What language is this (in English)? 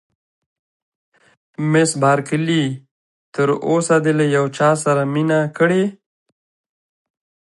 Pashto